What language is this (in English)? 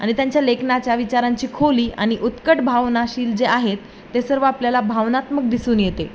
Marathi